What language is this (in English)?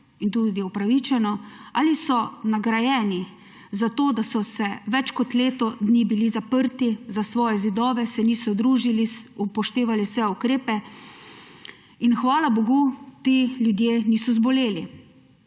Slovenian